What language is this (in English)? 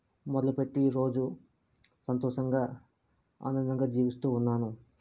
Telugu